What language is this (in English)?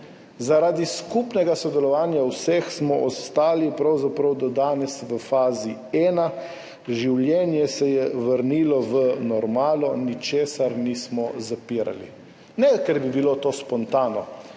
Slovenian